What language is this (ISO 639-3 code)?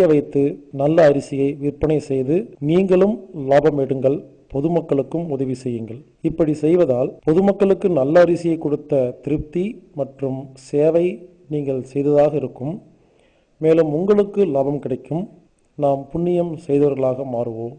tur